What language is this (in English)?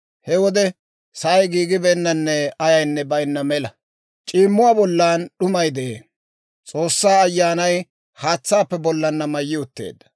Dawro